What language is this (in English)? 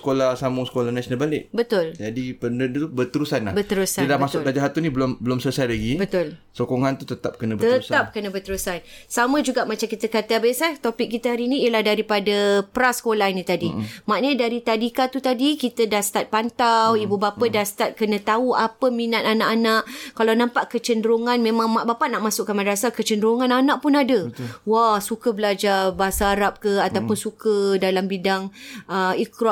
Malay